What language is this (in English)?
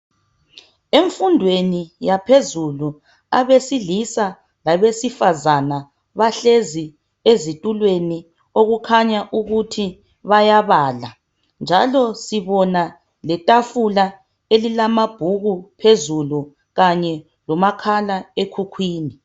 North Ndebele